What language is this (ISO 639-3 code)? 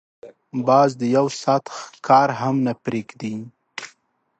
pus